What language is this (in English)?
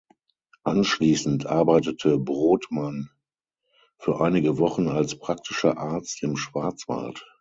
German